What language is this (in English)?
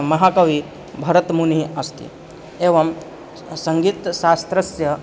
Sanskrit